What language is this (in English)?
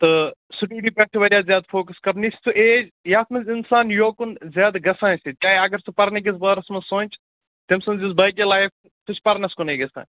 Kashmiri